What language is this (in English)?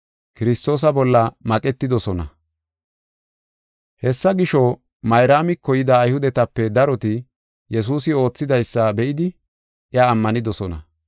Gofa